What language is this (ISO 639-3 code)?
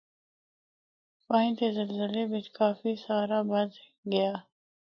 hno